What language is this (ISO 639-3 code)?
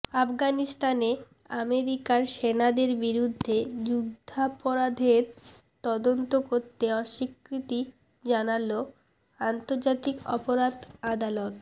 ben